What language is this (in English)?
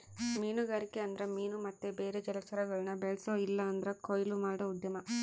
Kannada